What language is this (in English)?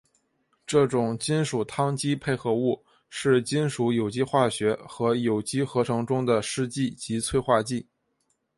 Chinese